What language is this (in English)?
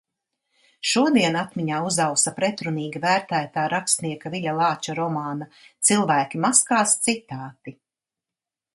Latvian